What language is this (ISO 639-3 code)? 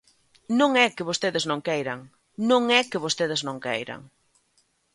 glg